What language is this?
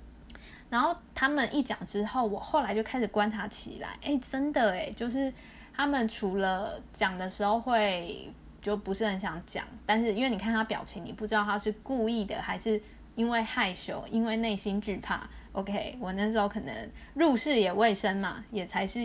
Chinese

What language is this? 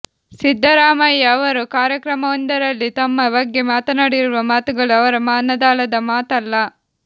Kannada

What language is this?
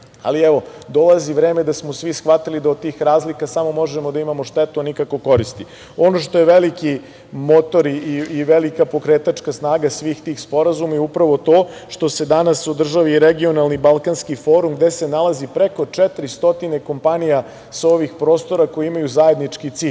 Serbian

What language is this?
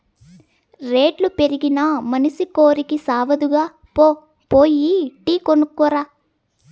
Telugu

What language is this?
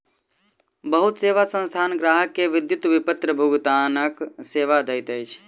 Maithili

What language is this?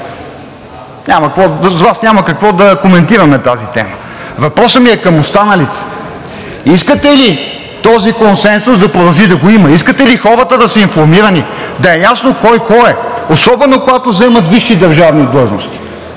Bulgarian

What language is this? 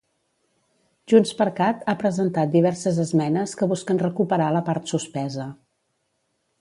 Catalan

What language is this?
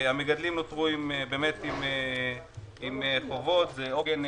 Hebrew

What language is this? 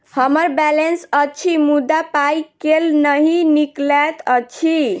Maithili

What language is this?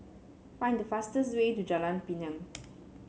English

